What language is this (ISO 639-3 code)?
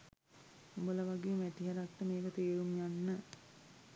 sin